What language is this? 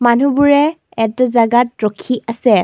Assamese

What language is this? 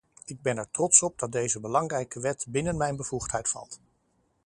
Dutch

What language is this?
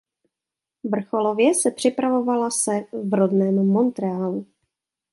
Czech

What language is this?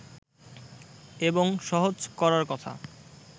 Bangla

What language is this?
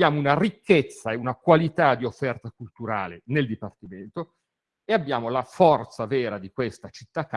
Italian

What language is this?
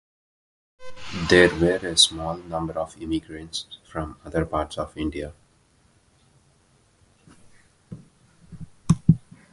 English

